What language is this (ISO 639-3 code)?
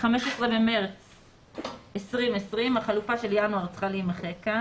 heb